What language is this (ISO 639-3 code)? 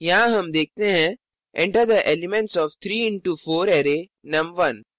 hin